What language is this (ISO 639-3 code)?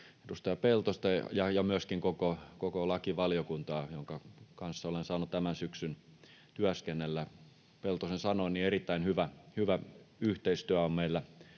fin